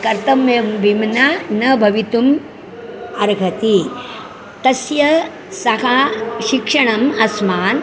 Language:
Sanskrit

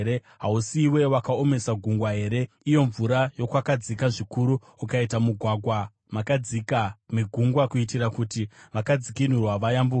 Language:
Shona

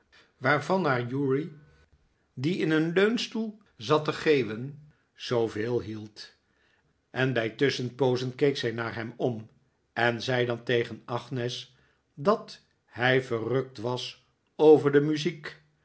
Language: Dutch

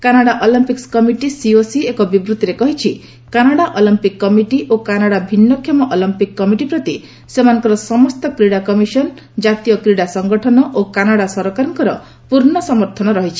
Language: Odia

